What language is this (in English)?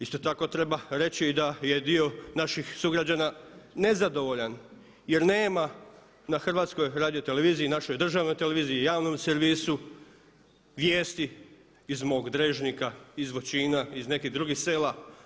Croatian